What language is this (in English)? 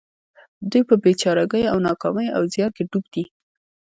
Pashto